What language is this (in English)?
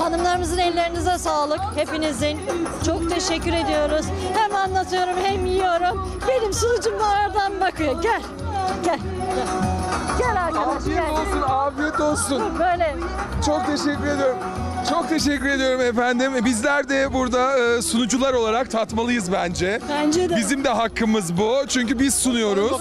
Turkish